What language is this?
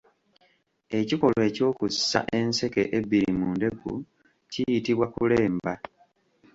Ganda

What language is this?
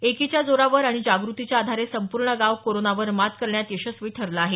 Marathi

